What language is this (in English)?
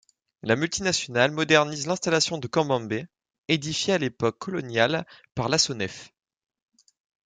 French